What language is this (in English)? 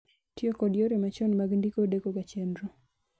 Luo (Kenya and Tanzania)